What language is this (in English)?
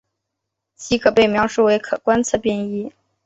Chinese